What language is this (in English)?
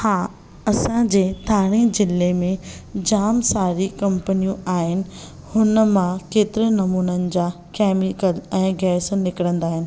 Sindhi